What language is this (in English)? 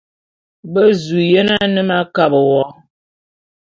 Bulu